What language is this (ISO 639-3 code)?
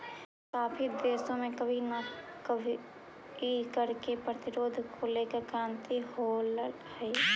mag